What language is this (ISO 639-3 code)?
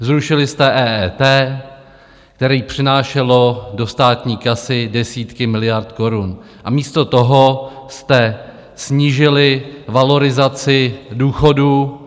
ces